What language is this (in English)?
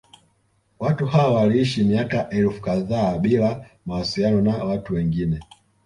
Swahili